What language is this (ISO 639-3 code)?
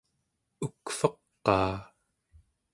esu